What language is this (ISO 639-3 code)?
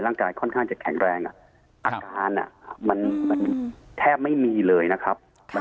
tha